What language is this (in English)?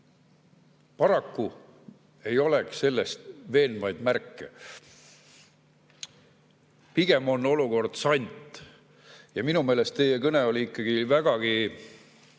Estonian